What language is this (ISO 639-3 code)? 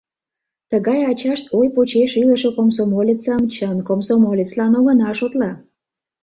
chm